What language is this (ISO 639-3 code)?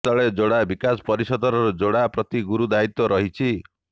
ori